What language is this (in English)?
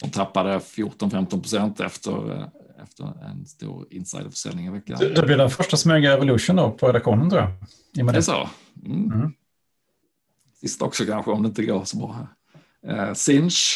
Swedish